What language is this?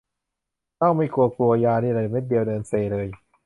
Thai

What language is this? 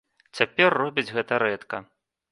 Belarusian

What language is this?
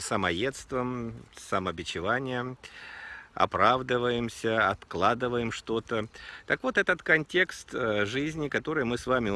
Russian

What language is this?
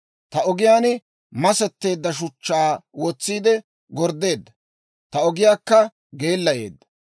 Dawro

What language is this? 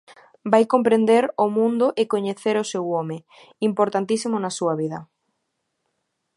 Galician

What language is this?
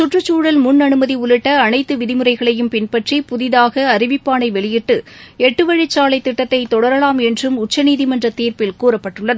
Tamil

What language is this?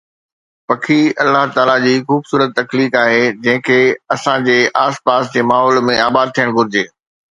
Sindhi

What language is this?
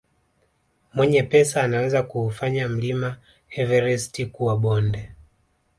Swahili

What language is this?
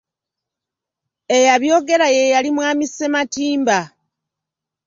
Ganda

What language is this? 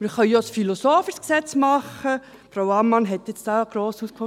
Swiss German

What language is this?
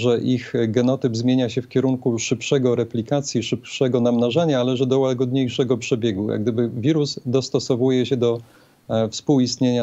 Polish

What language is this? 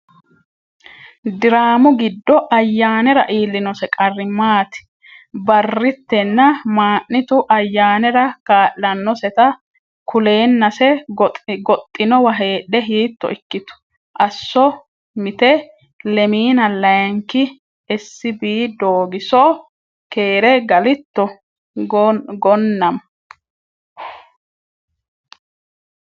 Sidamo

